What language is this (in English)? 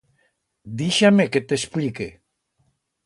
Aragonese